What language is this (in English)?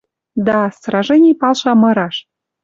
Western Mari